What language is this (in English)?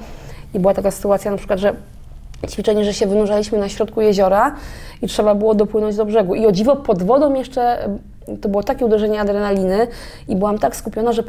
Polish